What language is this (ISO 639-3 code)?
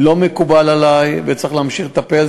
heb